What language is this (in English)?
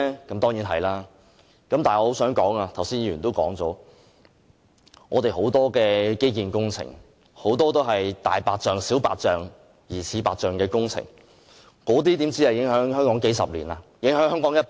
Cantonese